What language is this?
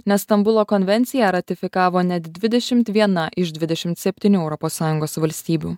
Lithuanian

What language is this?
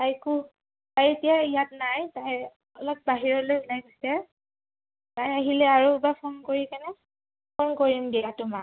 Assamese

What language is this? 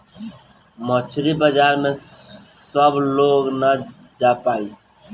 Bhojpuri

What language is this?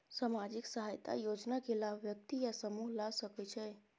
Maithili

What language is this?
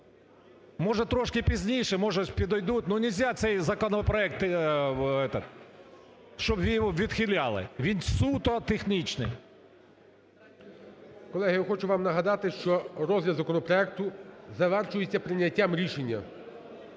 Ukrainian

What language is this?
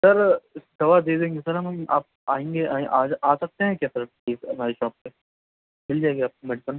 Urdu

